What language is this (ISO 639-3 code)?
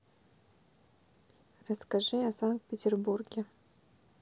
rus